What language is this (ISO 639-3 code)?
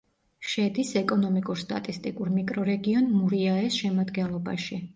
kat